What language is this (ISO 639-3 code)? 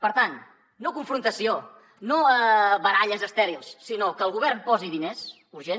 cat